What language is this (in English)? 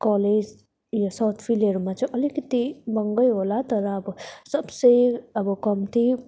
Nepali